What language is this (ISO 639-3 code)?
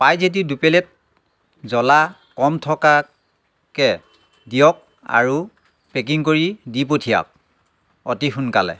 asm